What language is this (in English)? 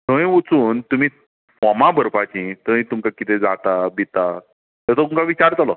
Konkani